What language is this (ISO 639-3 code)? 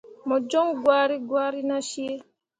mua